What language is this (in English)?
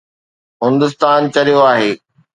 Sindhi